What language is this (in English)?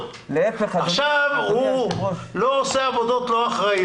Hebrew